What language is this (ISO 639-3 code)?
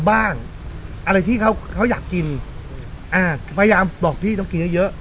tha